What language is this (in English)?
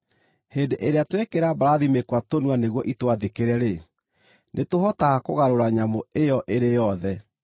Kikuyu